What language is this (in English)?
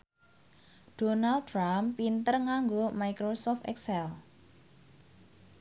Javanese